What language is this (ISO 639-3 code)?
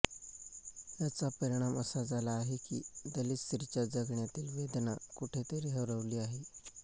mar